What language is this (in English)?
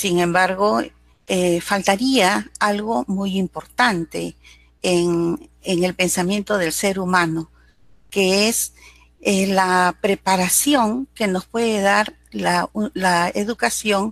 Spanish